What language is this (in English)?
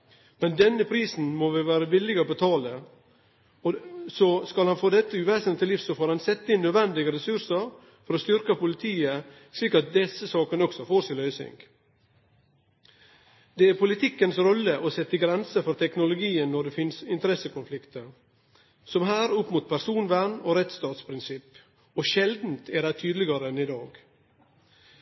Norwegian Nynorsk